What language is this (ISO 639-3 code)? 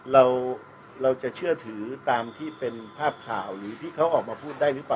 tha